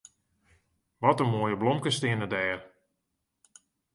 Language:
Western Frisian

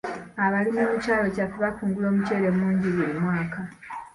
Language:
Ganda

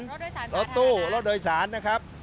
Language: Thai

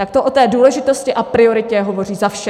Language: Czech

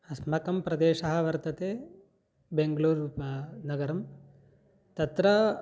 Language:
Sanskrit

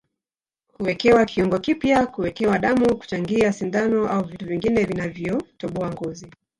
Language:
Swahili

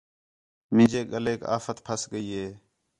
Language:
Khetrani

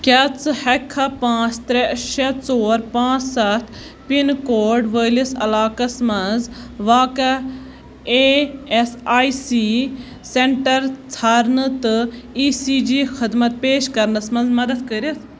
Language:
Kashmiri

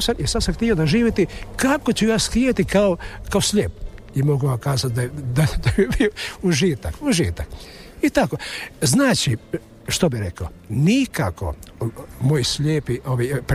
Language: Croatian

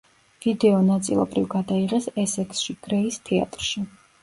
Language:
Georgian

